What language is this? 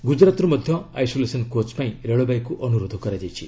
Odia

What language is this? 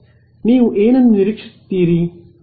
Kannada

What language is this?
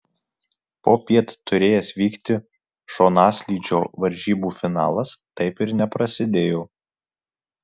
Lithuanian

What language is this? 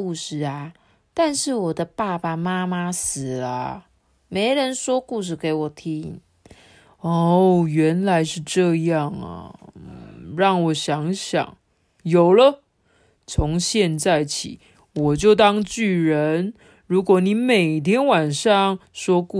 Chinese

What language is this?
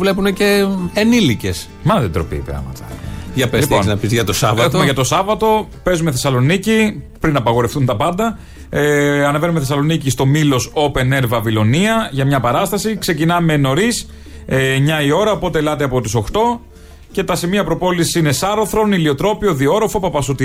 Greek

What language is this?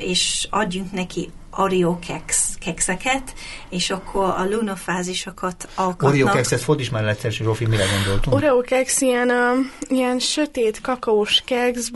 Hungarian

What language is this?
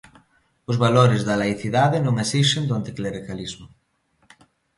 Galician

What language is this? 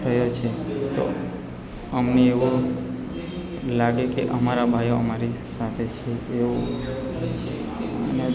Gujarati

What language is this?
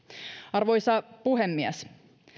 Finnish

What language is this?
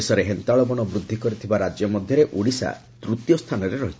Odia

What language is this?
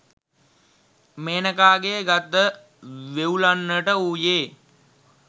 Sinhala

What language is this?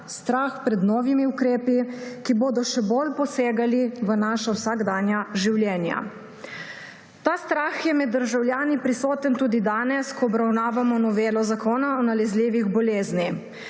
Slovenian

